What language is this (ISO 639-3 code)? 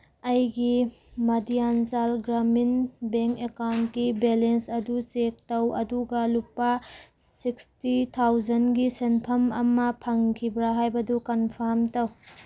mni